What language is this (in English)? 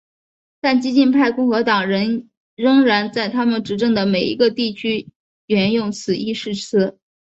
Chinese